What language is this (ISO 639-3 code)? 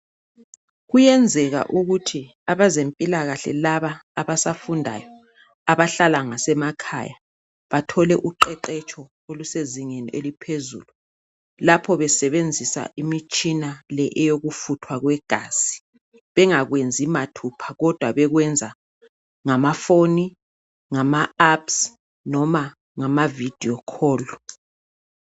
nde